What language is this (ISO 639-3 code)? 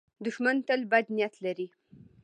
pus